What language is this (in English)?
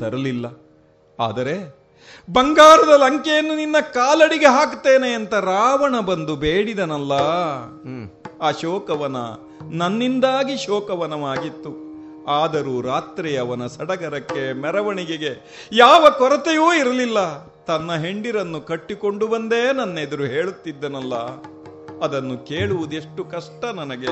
Kannada